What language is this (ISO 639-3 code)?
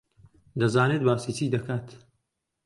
ckb